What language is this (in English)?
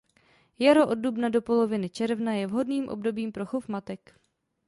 Czech